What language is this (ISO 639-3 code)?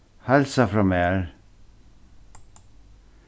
fao